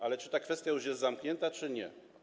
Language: Polish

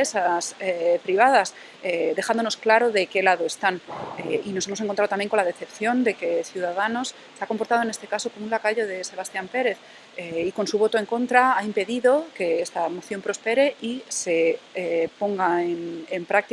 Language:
Spanish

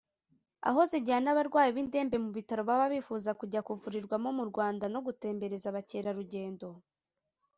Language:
Kinyarwanda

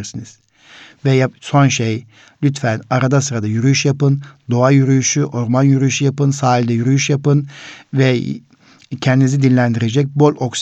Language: Turkish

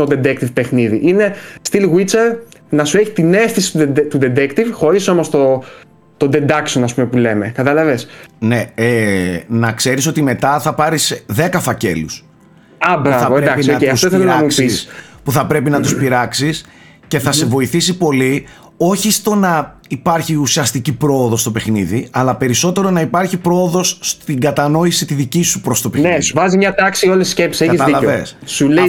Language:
Greek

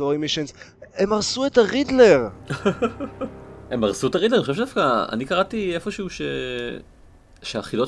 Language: Hebrew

